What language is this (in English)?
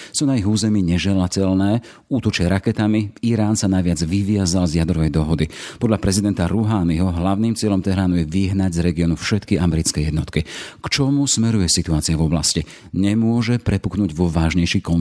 Slovak